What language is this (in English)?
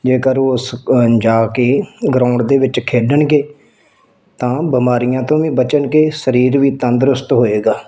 Punjabi